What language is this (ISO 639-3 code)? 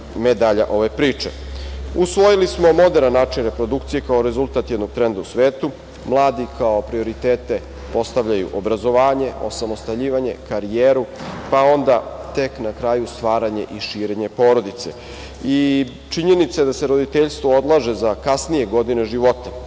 srp